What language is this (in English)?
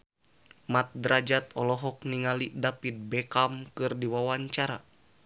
Sundanese